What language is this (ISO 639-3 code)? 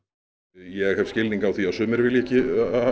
isl